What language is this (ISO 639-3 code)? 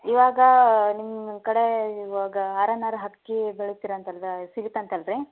kan